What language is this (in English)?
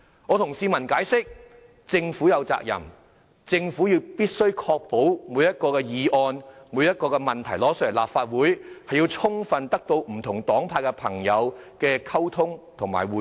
Cantonese